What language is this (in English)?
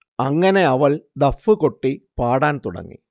Malayalam